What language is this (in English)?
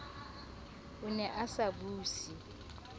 Southern Sotho